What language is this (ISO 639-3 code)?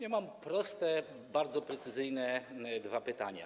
pol